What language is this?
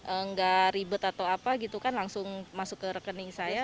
Indonesian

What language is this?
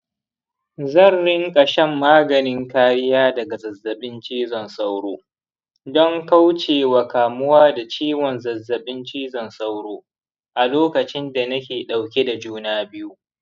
Hausa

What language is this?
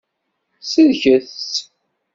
Kabyle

